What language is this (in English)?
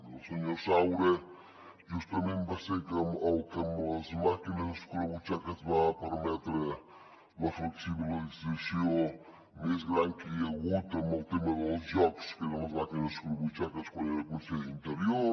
Catalan